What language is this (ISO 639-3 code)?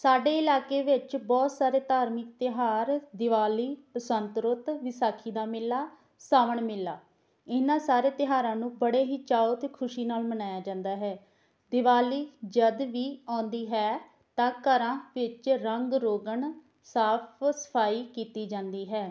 pan